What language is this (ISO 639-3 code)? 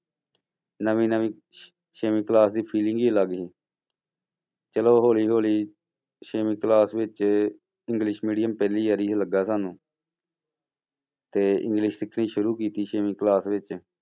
pan